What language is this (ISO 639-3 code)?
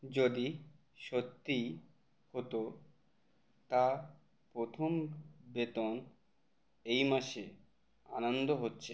ben